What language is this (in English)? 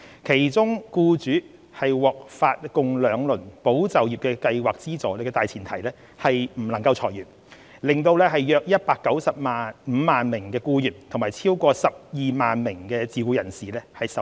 Cantonese